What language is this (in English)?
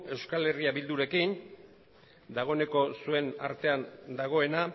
Basque